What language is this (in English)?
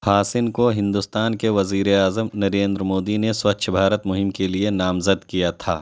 Urdu